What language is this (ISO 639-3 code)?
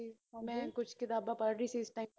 pan